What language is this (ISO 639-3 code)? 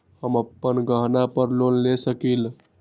mag